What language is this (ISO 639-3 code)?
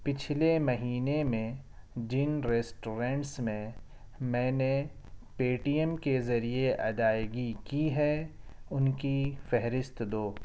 urd